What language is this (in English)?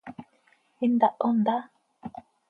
Seri